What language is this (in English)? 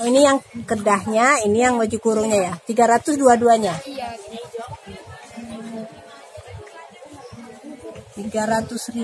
Indonesian